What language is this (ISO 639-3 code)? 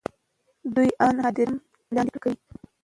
pus